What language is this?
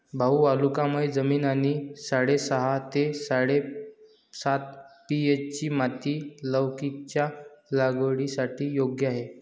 Marathi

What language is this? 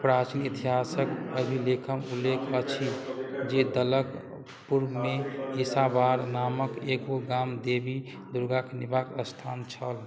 Maithili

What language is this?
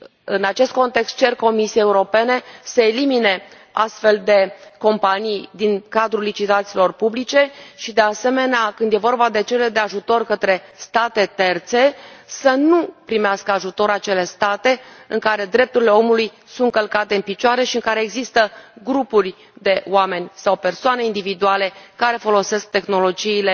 Romanian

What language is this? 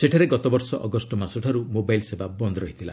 Odia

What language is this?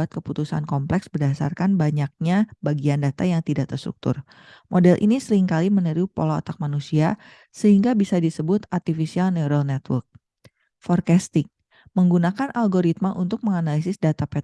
Indonesian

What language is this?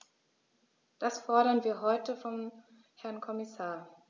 German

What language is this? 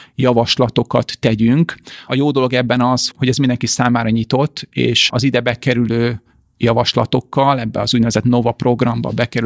Hungarian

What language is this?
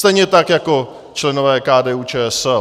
Czech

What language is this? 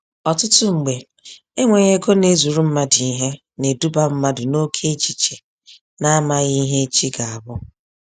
Igbo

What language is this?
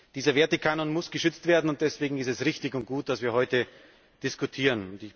German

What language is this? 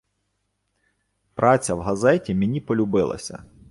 Ukrainian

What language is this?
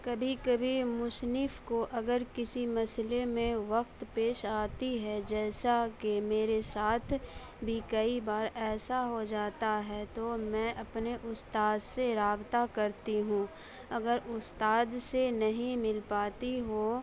Urdu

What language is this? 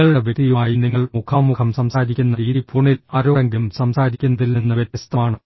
Malayalam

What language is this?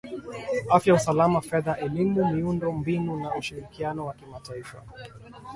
Swahili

